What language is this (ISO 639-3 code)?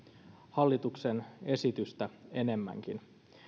fin